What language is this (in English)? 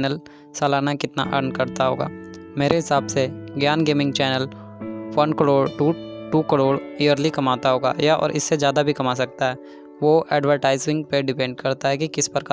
Hindi